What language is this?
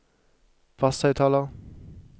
Norwegian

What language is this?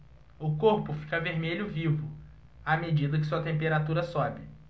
Portuguese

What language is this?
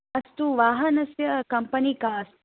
Sanskrit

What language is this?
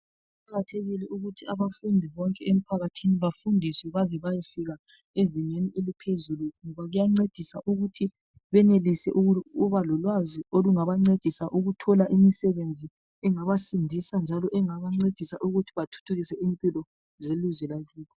North Ndebele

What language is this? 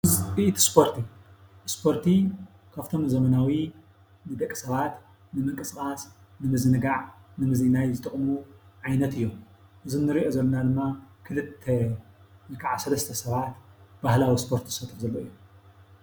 Tigrinya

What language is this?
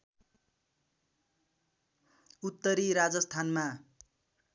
Nepali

